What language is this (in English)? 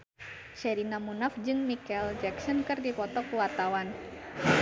Sundanese